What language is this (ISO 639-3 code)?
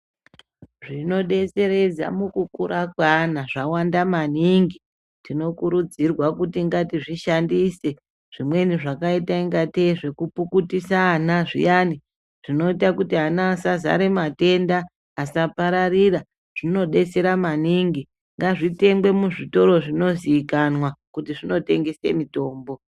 ndc